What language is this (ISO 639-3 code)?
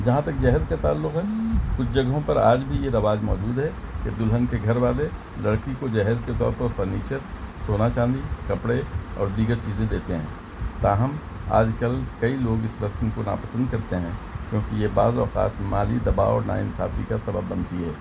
urd